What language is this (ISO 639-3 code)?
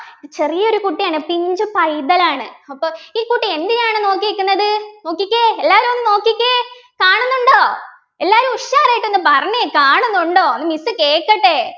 mal